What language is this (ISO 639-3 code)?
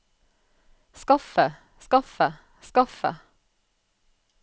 nor